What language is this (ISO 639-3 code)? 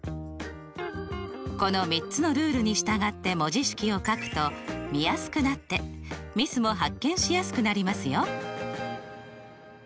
jpn